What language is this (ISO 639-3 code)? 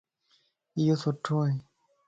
lss